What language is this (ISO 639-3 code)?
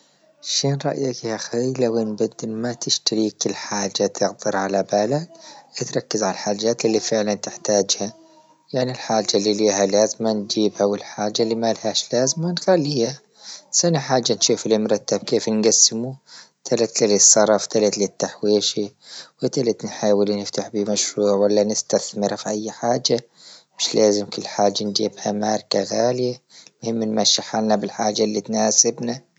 ayl